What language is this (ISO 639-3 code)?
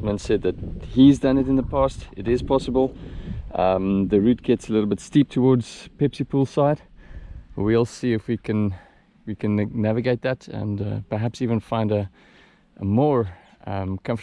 eng